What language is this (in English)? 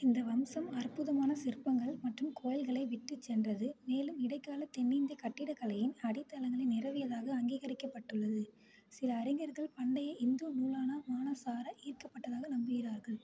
Tamil